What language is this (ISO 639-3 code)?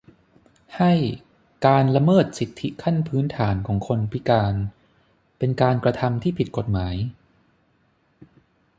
tha